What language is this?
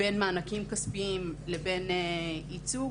Hebrew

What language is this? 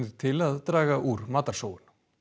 Icelandic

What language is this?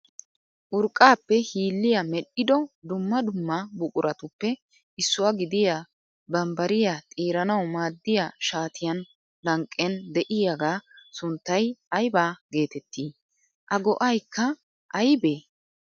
Wolaytta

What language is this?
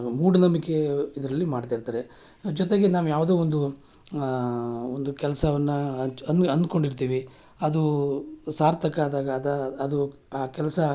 Kannada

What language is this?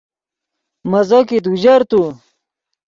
Yidgha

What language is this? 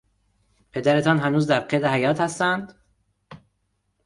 Persian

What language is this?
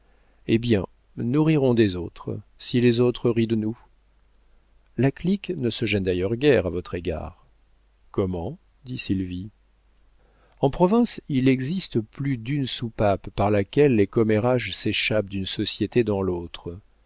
French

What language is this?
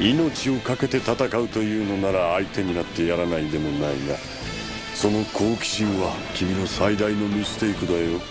Japanese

